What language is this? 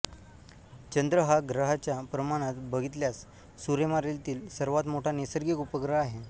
Marathi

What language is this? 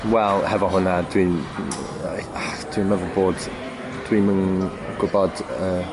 Welsh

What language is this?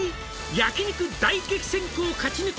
Japanese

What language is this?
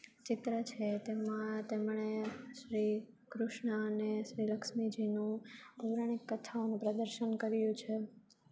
Gujarati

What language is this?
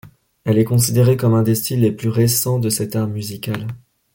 French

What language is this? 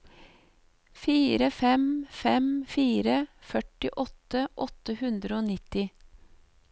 Norwegian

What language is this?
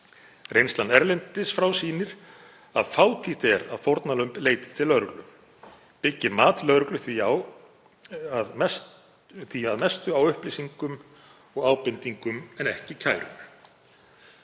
Icelandic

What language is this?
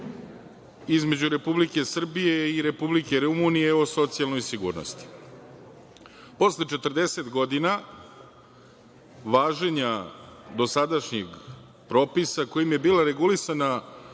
Serbian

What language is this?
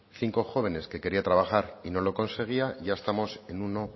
Spanish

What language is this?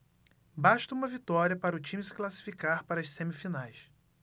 Portuguese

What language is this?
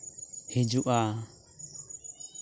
Santali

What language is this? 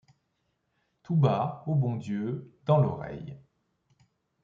French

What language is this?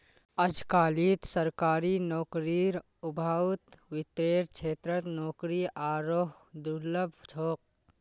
Magahi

